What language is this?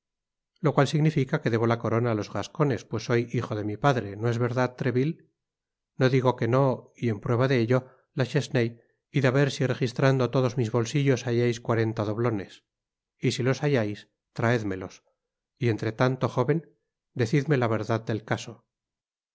Spanish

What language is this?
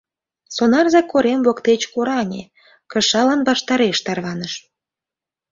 Mari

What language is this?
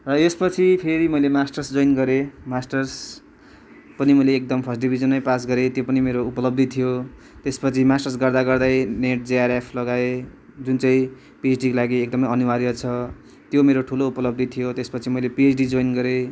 Nepali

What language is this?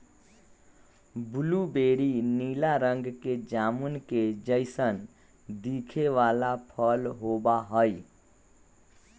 Magahi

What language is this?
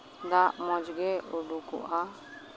Santali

